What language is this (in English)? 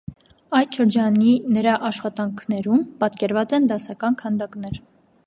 Armenian